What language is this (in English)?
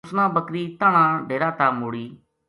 Gujari